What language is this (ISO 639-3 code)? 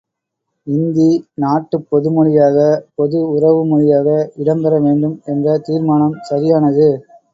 tam